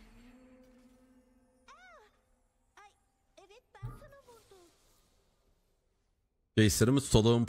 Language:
Turkish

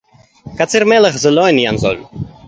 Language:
Hebrew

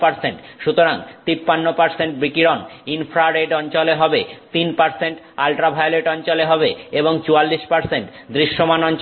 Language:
Bangla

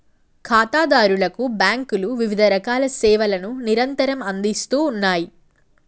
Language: Telugu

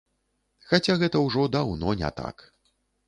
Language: Belarusian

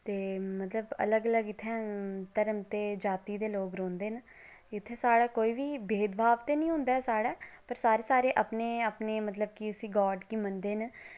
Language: Dogri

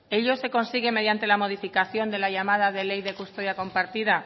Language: Spanish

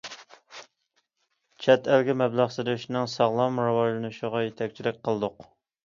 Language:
Uyghur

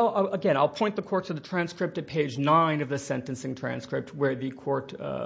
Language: English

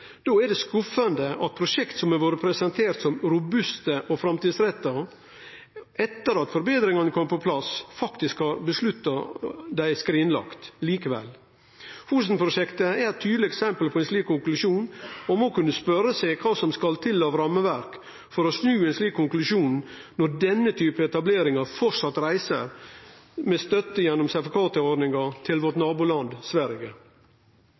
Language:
Norwegian Nynorsk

